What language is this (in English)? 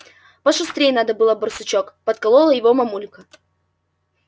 Russian